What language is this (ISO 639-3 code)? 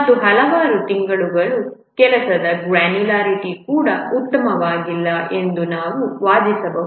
kan